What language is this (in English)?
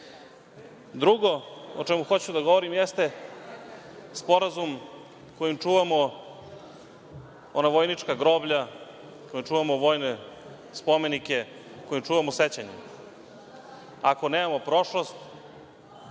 Serbian